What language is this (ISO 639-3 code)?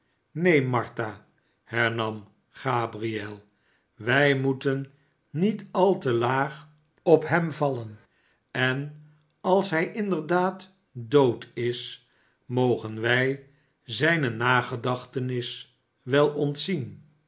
nld